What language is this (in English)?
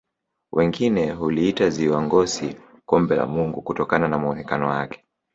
Swahili